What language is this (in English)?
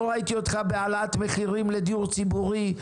Hebrew